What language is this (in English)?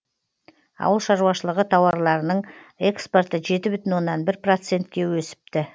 Kazakh